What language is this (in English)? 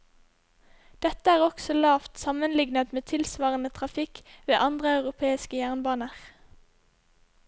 Norwegian